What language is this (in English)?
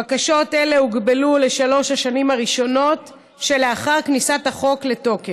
Hebrew